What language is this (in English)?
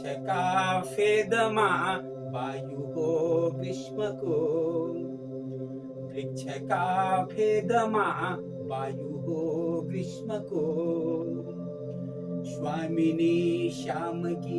Nepali